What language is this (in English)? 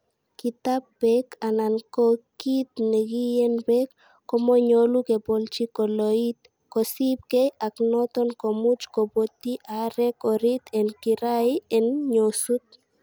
Kalenjin